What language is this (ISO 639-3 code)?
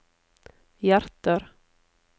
nor